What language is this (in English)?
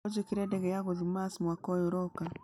Kikuyu